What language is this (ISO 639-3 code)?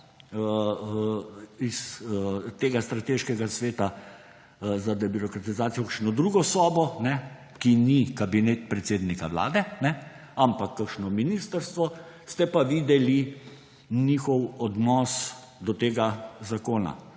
slv